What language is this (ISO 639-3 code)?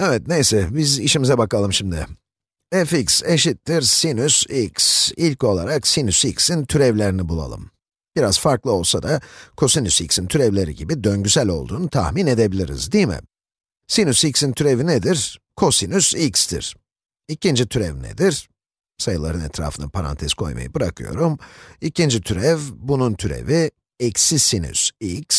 tur